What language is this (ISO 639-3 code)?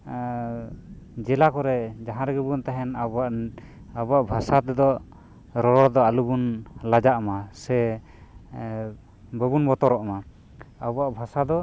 sat